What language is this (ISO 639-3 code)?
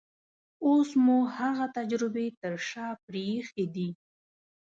pus